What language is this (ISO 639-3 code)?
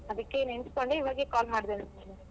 kan